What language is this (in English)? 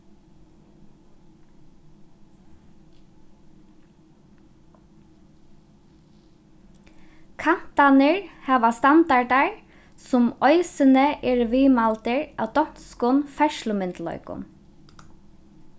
Faroese